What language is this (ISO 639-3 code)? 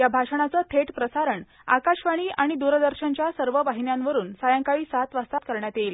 mar